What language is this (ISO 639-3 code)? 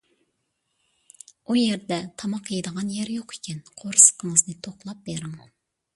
uig